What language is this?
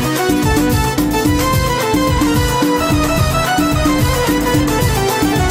Arabic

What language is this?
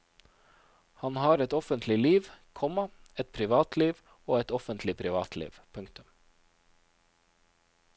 Norwegian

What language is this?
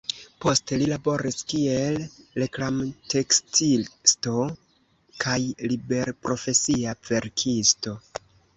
Esperanto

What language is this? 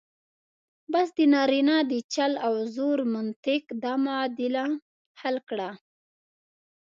Pashto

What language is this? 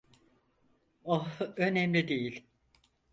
Turkish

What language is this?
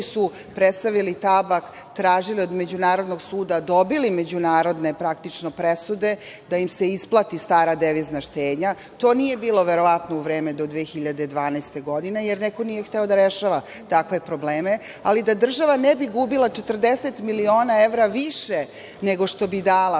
Serbian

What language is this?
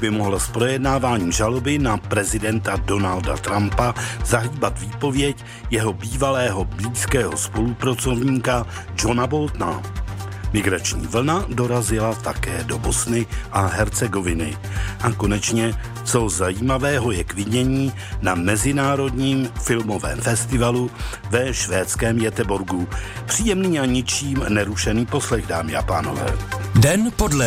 Czech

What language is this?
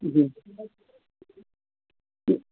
Sindhi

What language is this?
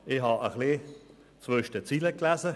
Swiss German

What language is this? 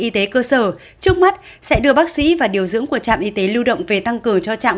Vietnamese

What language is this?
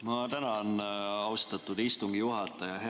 Estonian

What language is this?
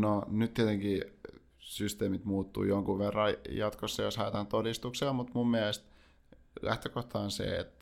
Finnish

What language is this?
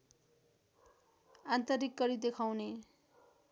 Nepali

